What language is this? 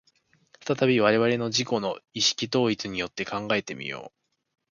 Japanese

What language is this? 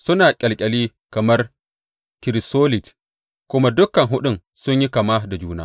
Hausa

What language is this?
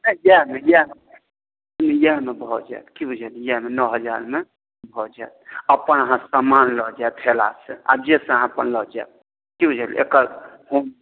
Maithili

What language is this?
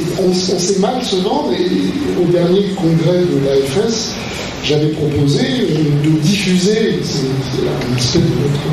French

